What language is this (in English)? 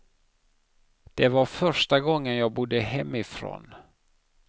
Swedish